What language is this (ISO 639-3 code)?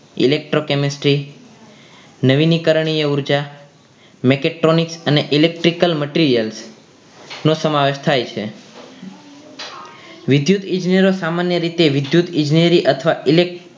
guj